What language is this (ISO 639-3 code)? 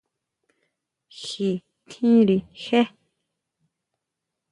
mau